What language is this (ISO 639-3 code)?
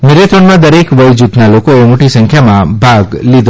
guj